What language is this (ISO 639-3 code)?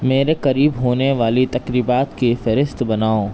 urd